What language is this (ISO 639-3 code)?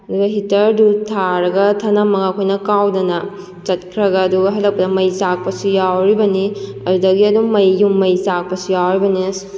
mni